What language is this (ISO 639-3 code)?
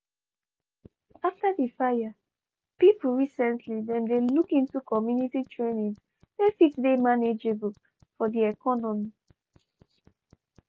pcm